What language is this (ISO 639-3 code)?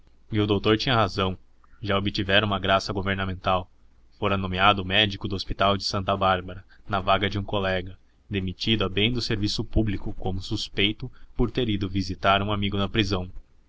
por